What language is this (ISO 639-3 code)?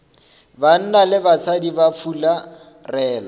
nso